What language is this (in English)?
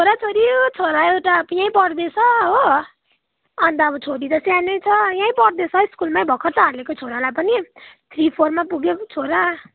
Nepali